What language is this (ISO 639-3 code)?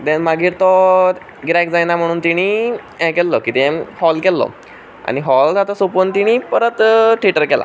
kok